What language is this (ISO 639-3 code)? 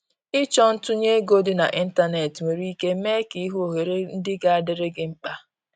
ibo